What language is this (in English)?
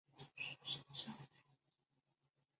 Chinese